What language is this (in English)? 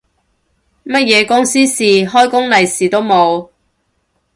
Cantonese